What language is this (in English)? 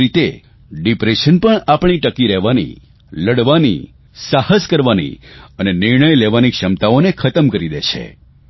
Gujarati